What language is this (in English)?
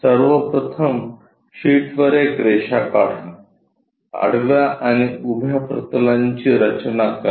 Marathi